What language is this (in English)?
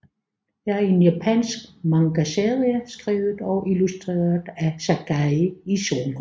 Danish